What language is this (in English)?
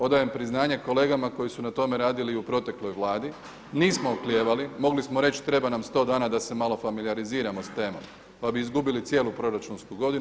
Croatian